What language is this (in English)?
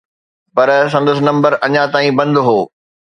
Sindhi